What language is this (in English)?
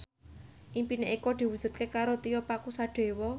Javanese